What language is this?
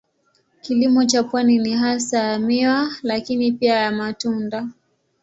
Swahili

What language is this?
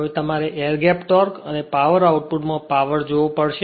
Gujarati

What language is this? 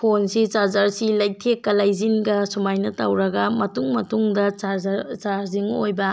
Manipuri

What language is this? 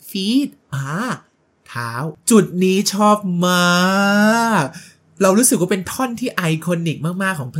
Thai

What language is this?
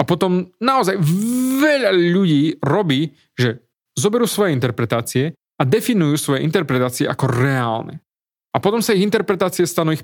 Slovak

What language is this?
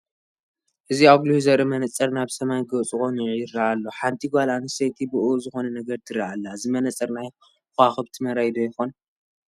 Tigrinya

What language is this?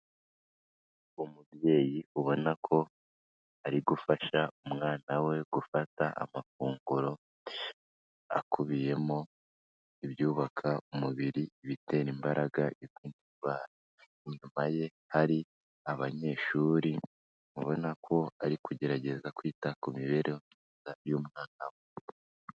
Kinyarwanda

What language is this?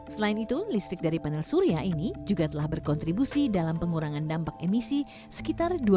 Indonesian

